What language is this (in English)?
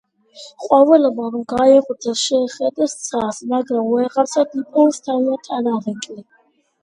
Georgian